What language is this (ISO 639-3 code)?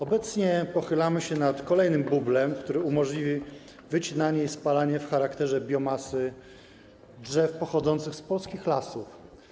pol